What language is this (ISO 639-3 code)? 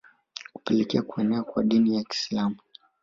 swa